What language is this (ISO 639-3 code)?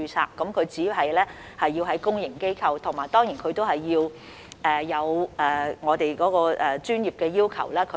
yue